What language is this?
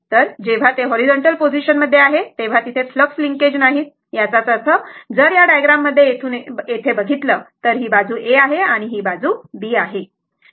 Marathi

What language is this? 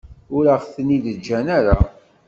Kabyle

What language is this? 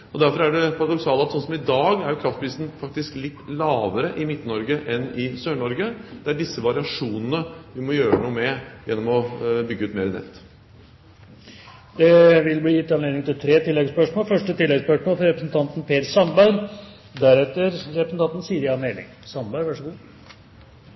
Norwegian Bokmål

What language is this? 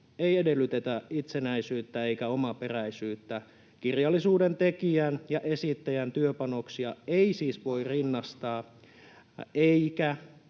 Finnish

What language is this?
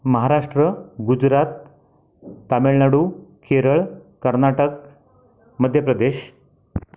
Marathi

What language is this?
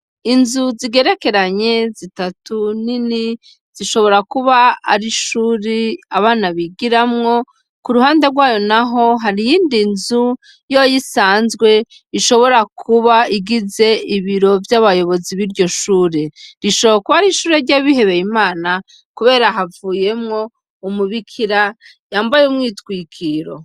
Rundi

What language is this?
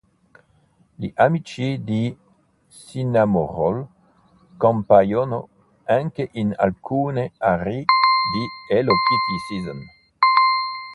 Italian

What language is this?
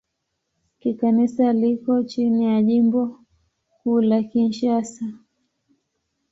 Swahili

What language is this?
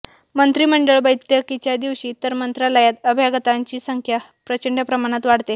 Marathi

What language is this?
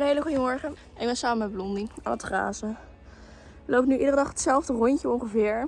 Dutch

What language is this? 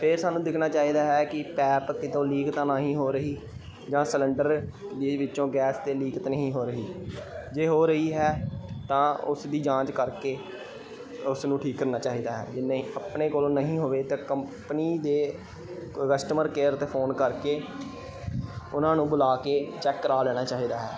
Punjabi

